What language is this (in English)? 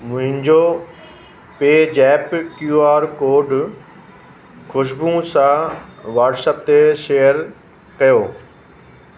Sindhi